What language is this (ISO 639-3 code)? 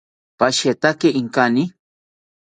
cpy